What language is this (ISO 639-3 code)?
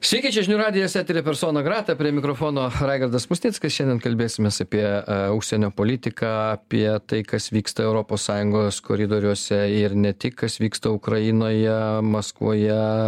lit